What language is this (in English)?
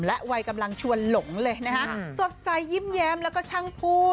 Thai